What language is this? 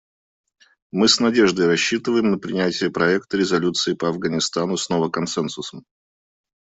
Russian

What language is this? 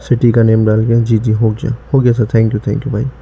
Urdu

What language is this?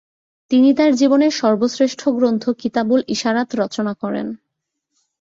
Bangla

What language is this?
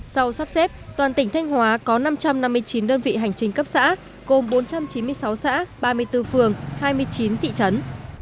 Vietnamese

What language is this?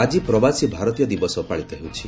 Odia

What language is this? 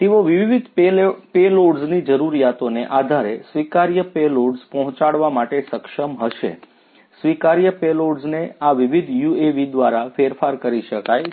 Gujarati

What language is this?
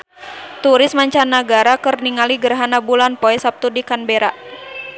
Sundanese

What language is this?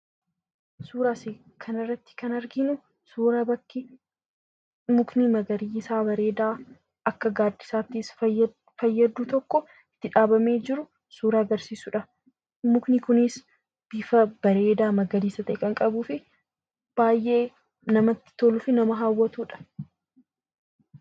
Oromo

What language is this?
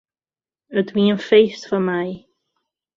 Western Frisian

